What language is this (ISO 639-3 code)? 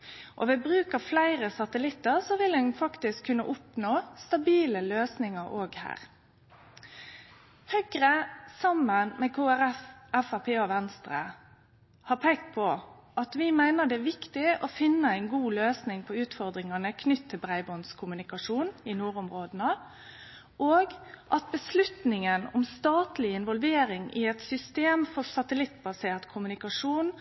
nno